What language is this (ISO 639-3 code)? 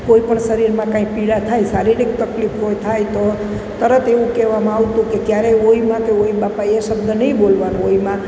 guj